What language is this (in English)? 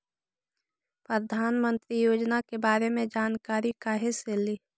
Magahi